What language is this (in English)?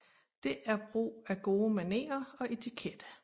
Danish